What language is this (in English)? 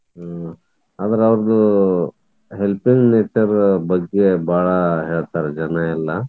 Kannada